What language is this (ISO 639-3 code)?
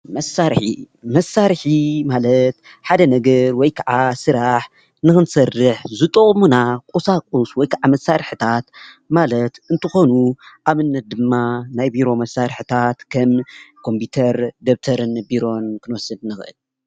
tir